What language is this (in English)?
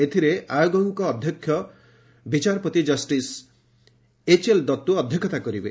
Odia